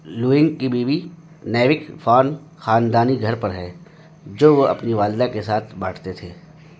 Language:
Urdu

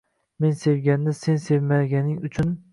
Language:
Uzbek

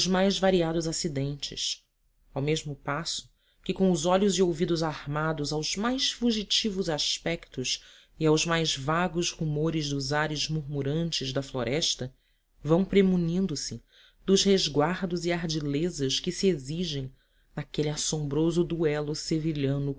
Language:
Portuguese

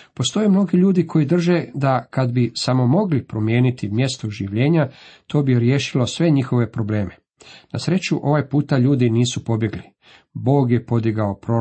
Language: Croatian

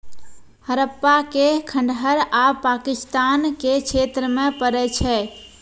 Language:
Maithili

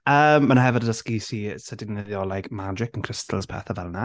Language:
Welsh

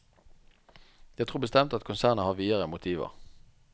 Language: Norwegian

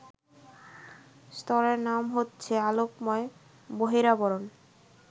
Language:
Bangla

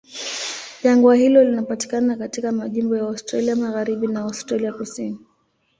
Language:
Swahili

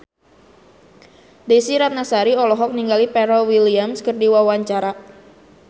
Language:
Sundanese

